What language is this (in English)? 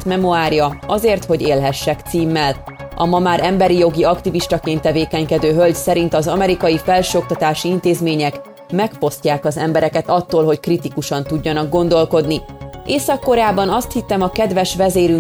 Hungarian